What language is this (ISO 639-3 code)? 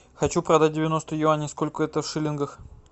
rus